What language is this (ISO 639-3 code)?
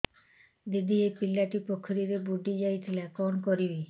ori